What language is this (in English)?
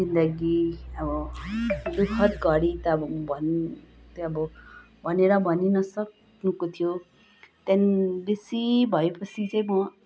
Nepali